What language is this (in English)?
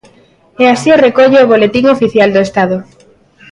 Galician